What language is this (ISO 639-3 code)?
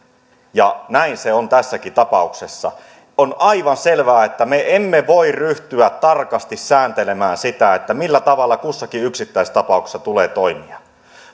fin